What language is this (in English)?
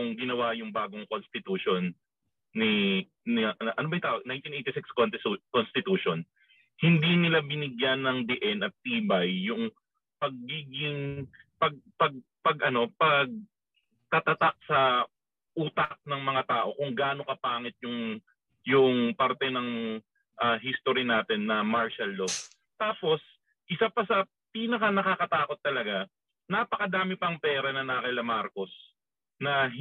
Filipino